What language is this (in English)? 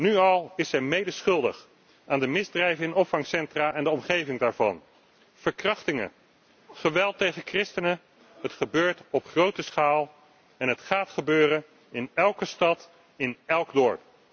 Dutch